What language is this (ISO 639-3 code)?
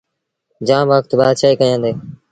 sbn